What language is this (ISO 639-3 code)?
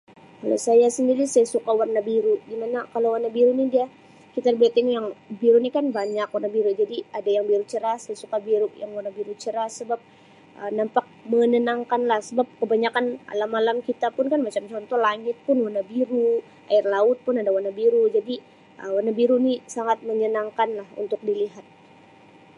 msi